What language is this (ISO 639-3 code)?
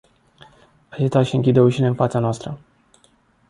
ron